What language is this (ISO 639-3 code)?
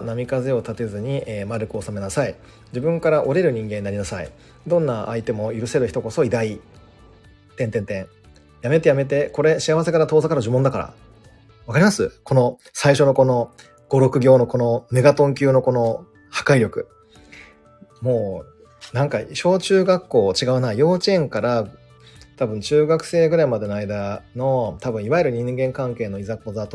jpn